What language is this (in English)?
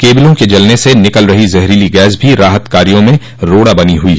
Hindi